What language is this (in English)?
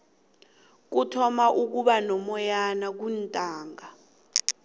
South Ndebele